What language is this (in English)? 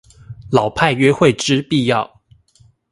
Chinese